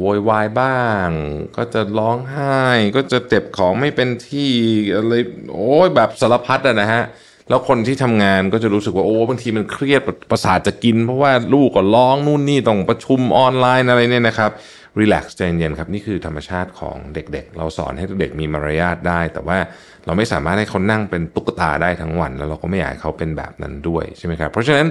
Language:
Thai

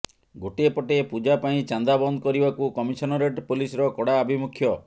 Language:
Odia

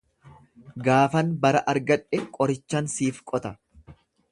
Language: Oromo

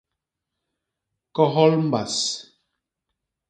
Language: Basaa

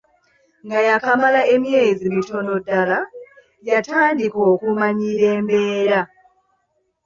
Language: Ganda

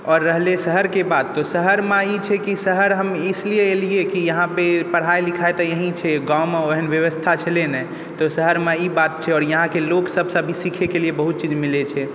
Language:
Maithili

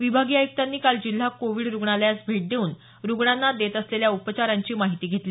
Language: Marathi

